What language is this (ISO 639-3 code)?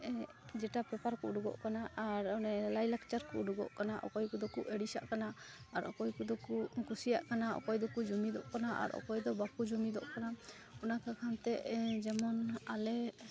sat